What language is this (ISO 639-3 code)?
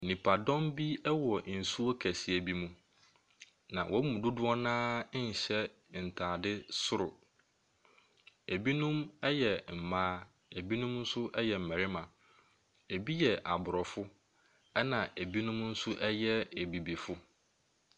aka